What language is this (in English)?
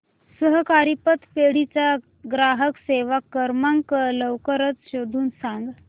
Marathi